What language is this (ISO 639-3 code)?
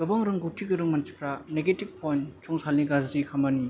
brx